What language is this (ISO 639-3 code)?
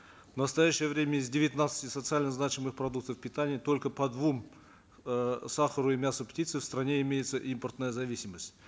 kaz